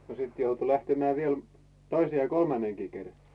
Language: Finnish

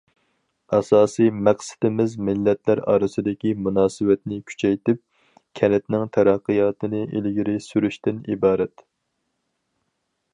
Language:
Uyghur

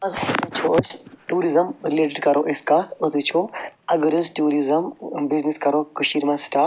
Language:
Kashmiri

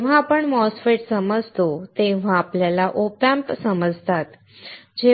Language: Marathi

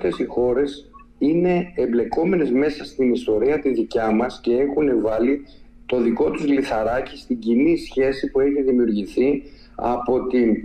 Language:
Greek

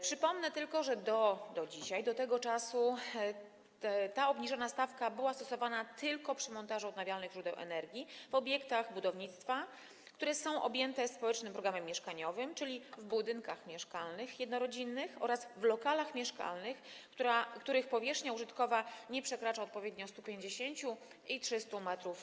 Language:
Polish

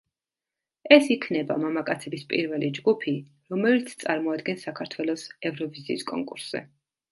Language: Georgian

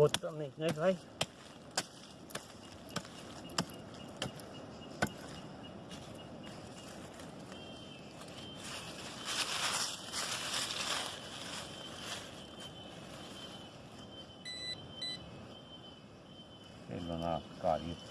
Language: Portuguese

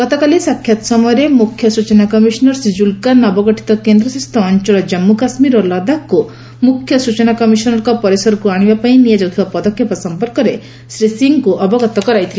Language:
Odia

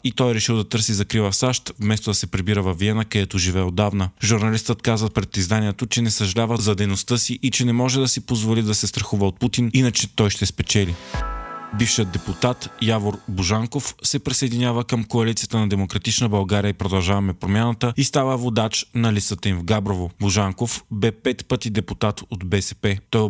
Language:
Bulgarian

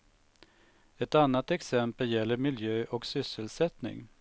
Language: Swedish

